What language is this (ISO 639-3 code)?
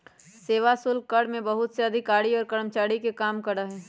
mag